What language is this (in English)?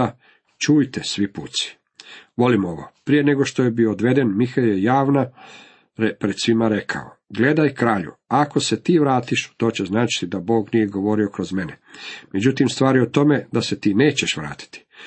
Croatian